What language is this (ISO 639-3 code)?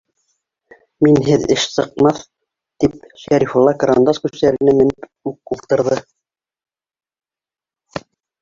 bak